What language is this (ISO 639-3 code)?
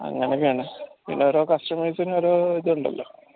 mal